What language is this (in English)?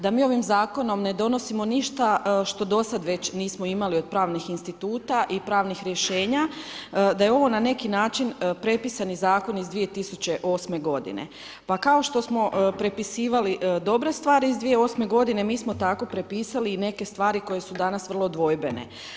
Croatian